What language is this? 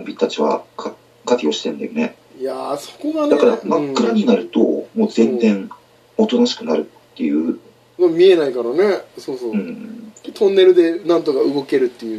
Japanese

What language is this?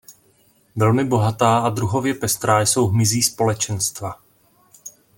Czech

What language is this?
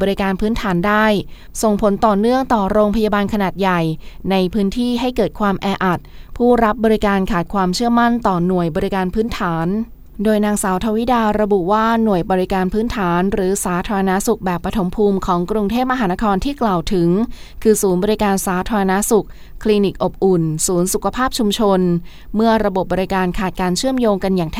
Thai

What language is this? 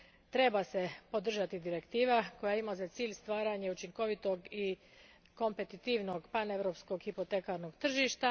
Croatian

